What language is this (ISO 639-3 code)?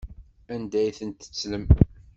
kab